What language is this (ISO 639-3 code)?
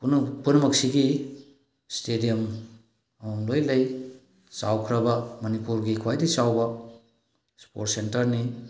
mni